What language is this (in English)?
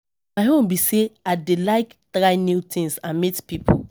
Nigerian Pidgin